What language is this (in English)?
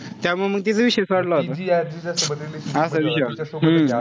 Marathi